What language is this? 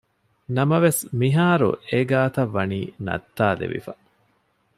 Divehi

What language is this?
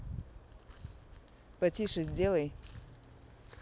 Russian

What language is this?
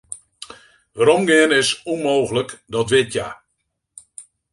Western Frisian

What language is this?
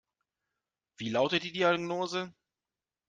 German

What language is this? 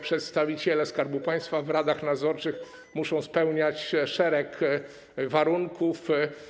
Polish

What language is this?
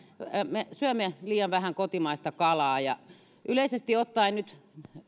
Finnish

